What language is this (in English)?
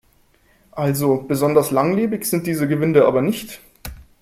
German